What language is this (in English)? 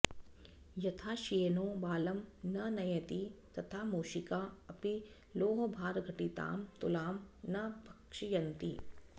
Sanskrit